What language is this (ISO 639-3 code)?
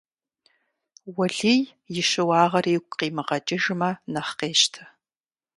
kbd